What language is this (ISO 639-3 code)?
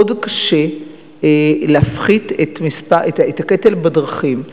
heb